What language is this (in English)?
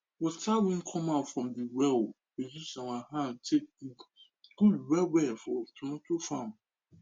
Nigerian Pidgin